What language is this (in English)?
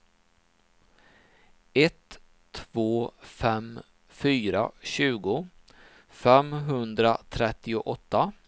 Swedish